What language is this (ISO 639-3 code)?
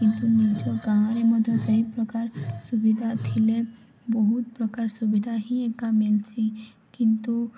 ori